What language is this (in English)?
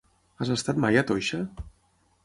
Catalan